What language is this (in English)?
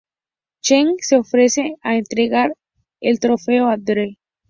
Spanish